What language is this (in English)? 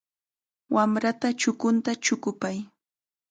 Chiquián Ancash Quechua